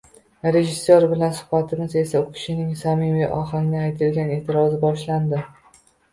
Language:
Uzbek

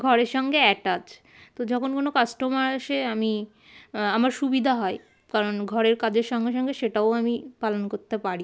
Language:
Bangla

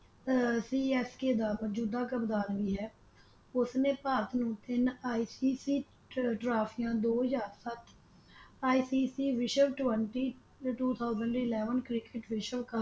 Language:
Punjabi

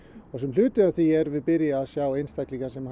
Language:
Icelandic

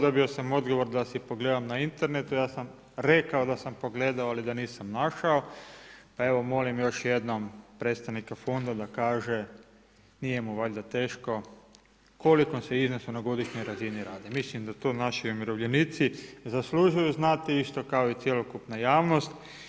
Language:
Croatian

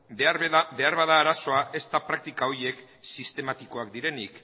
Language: Basque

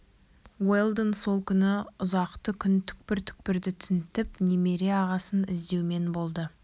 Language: Kazakh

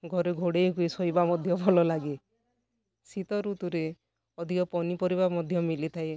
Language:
Odia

